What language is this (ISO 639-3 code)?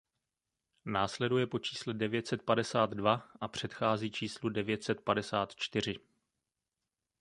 ces